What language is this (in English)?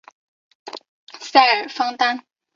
Chinese